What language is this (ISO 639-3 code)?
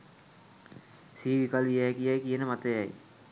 sin